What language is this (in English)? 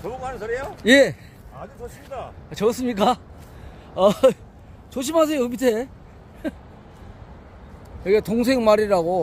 Korean